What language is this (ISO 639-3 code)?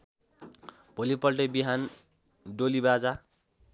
nep